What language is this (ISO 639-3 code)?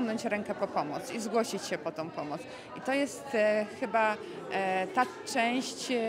pol